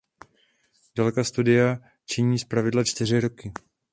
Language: Czech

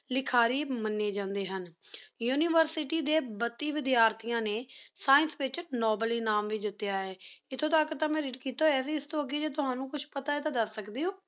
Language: Punjabi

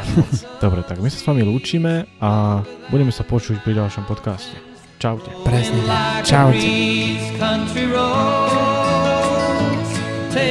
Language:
Slovak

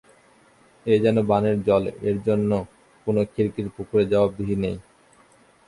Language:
Bangla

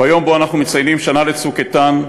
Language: Hebrew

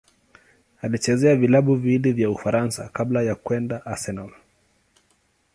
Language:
Swahili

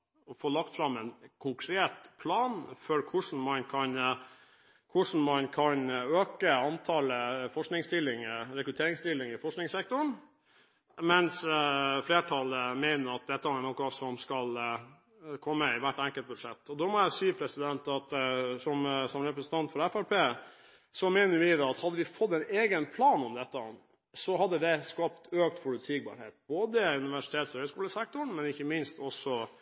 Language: Norwegian Bokmål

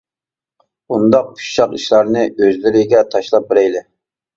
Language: Uyghur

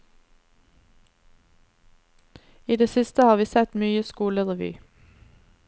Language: Norwegian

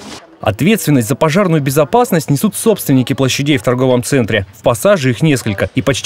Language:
Russian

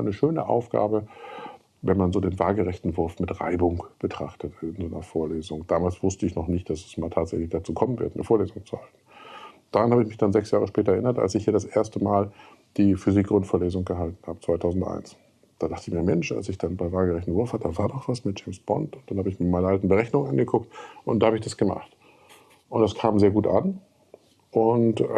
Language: German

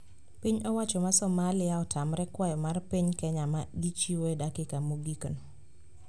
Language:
Luo (Kenya and Tanzania)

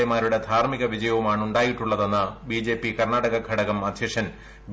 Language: Malayalam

